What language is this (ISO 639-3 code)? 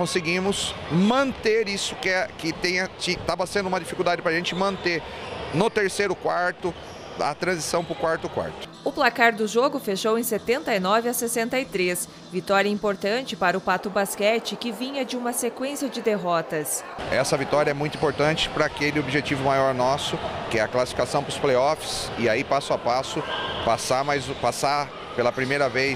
por